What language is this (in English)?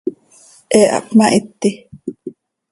Seri